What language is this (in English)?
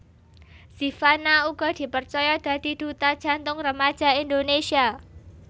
Javanese